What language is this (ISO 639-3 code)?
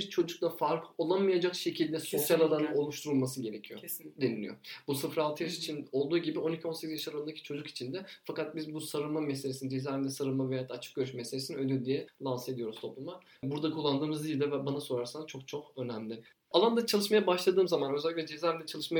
tur